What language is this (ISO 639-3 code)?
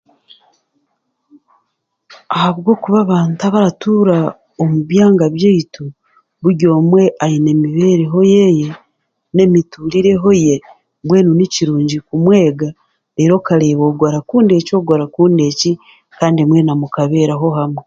cgg